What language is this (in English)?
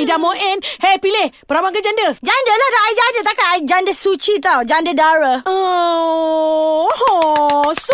Malay